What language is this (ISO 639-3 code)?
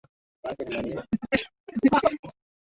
swa